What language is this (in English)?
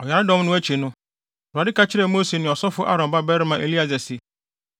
Akan